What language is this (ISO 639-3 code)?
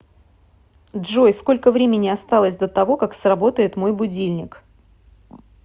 rus